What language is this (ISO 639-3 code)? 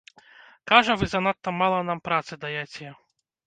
bel